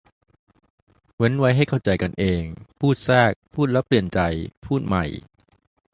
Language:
Thai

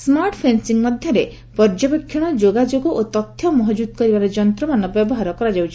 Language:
Odia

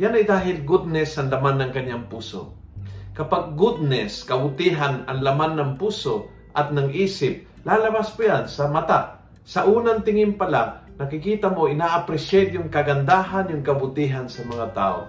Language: Filipino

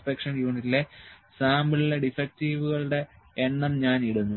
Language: Malayalam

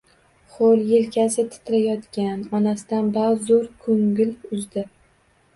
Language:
Uzbek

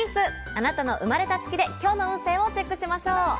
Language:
Japanese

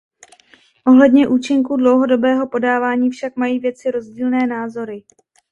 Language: Czech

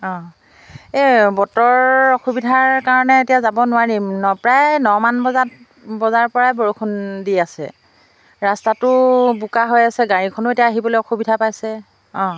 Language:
Assamese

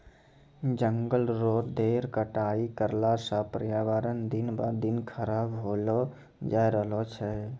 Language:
Maithili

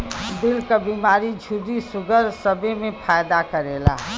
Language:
Bhojpuri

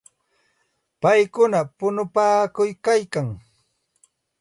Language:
Santa Ana de Tusi Pasco Quechua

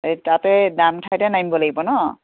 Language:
Assamese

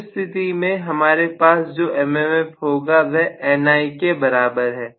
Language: Hindi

